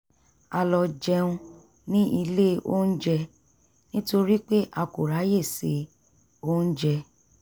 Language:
Yoruba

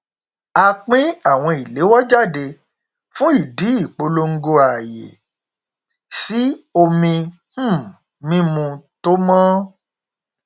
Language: Yoruba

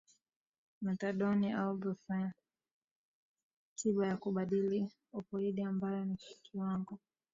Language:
Swahili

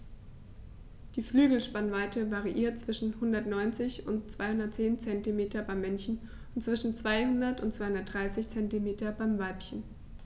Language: German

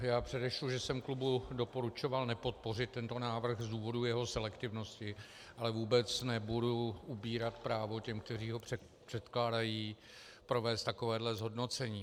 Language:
Czech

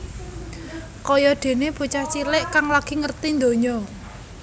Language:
Javanese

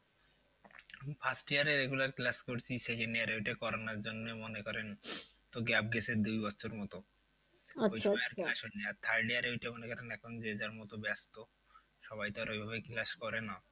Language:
Bangla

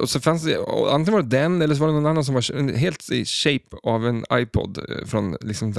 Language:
Swedish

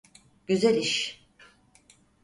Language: Turkish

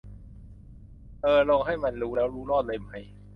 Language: Thai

